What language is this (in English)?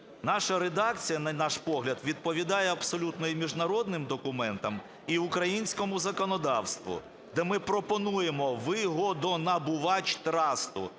Ukrainian